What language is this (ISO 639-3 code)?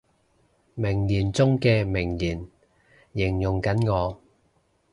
yue